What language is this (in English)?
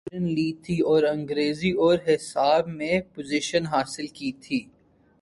Urdu